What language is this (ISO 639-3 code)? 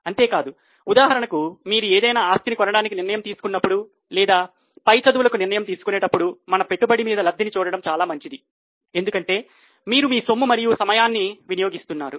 tel